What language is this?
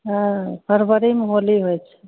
Maithili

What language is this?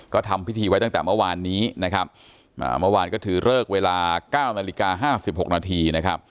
Thai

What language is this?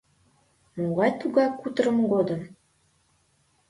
Mari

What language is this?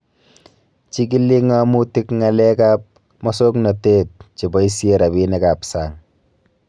Kalenjin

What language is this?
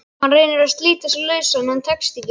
Icelandic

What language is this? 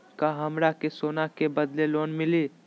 Magahi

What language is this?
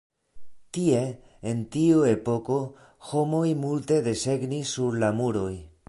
Esperanto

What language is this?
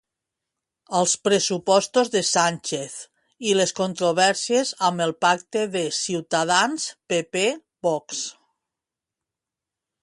Catalan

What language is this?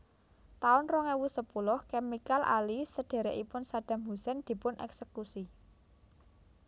Javanese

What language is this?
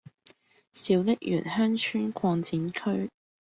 Cantonese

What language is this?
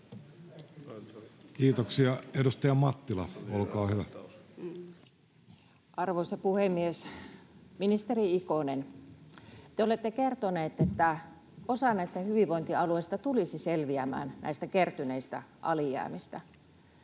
Finnish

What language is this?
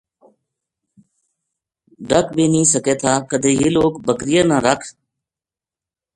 Gujari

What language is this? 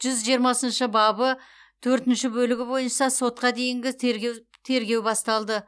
Kazakh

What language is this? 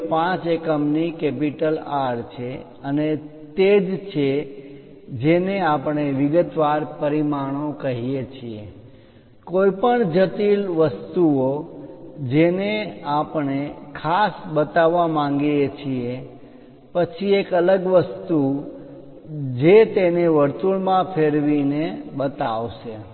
Gujarati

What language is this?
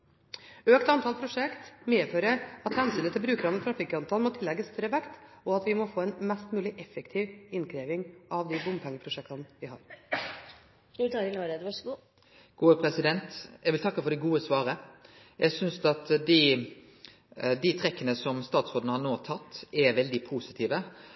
Norwegian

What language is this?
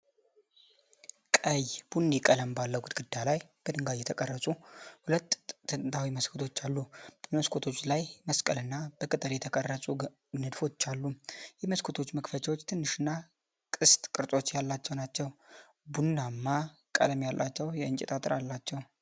Amharic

